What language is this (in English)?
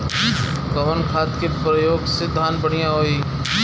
Bhojpuri